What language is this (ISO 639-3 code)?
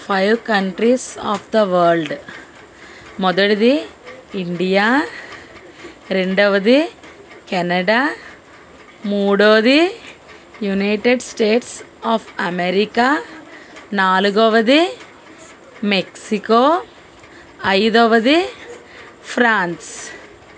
tel